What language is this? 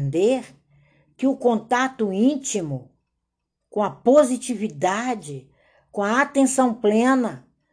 Portuguese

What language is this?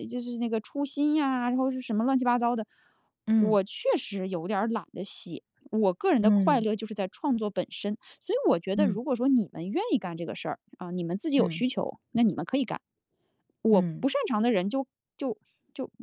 Chinese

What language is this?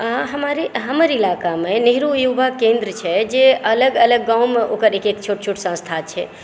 Maithili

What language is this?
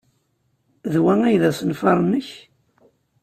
Kabyle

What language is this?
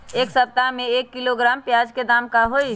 Magahi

